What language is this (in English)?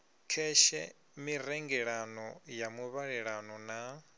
Venda